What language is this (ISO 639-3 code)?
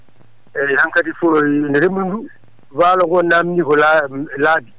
ful